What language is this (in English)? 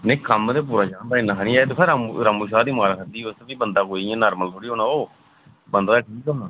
Dogri